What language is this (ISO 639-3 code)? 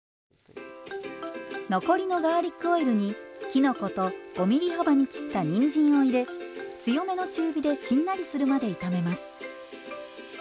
jpn